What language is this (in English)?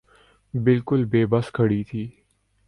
Urdu